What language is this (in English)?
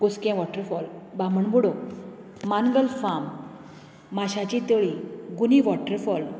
Konkani